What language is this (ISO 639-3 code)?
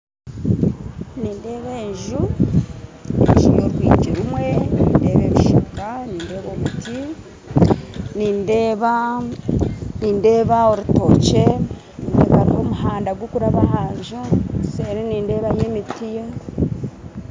nyn